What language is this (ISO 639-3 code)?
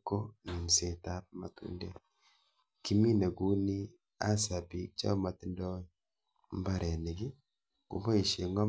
kln